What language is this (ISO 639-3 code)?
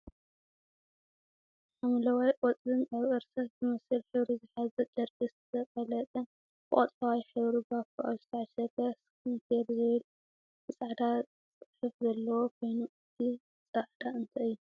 tir